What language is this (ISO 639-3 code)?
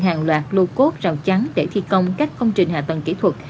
vie